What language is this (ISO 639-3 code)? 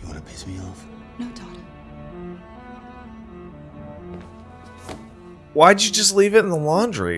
eng